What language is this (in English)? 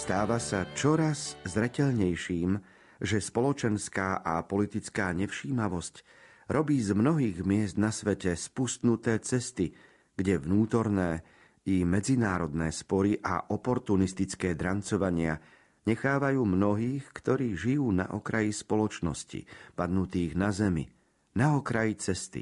Slovak